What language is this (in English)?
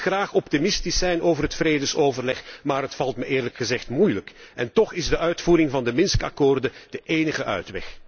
Dutch